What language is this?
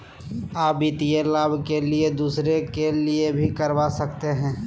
Magahi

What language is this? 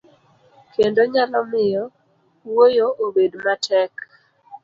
Luo (Kenya and Tanzania)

